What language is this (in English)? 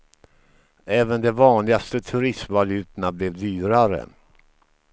Swedish